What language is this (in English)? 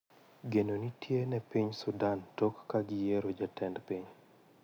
Luo (Kenya and Tanzania)